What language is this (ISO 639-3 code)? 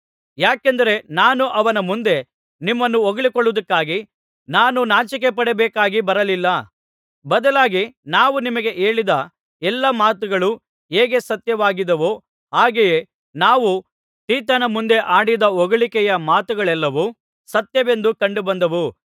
kan